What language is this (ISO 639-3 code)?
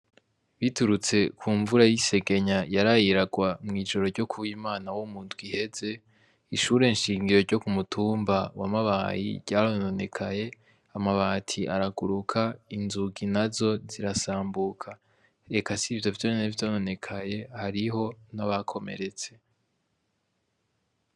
run